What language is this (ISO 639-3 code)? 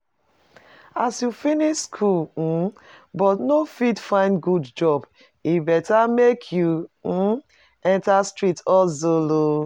pcm